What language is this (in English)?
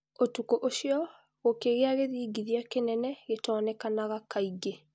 Kikuyu